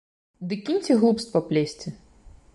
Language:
Belarusian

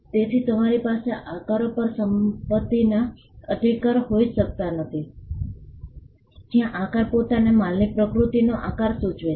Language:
Gujarati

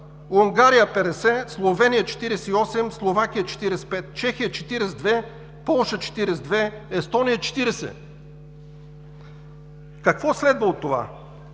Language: Bulgarian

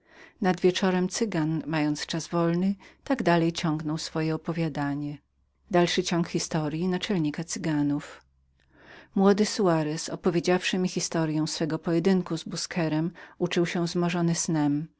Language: Polish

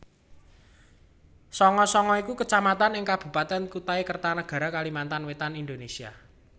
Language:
Javanese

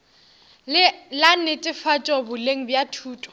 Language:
Northern Sotho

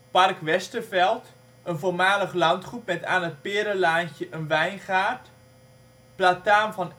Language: Dutch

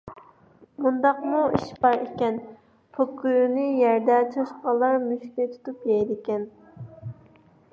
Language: Uyghur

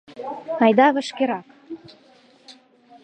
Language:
Mari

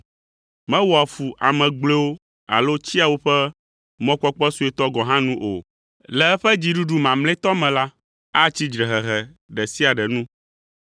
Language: Ewe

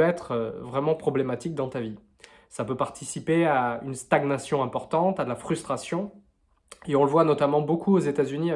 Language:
French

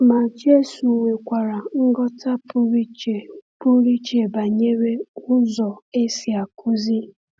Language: Igbo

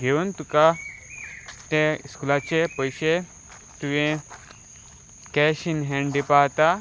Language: Konkani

